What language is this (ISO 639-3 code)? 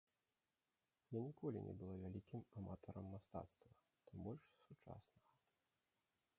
bel